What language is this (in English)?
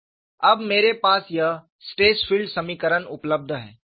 Hindi